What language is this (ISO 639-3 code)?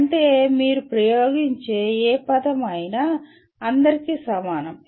tel